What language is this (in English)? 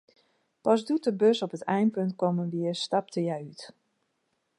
Western Frisian